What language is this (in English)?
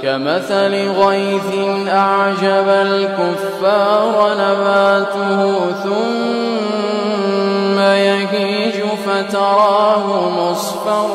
Arabic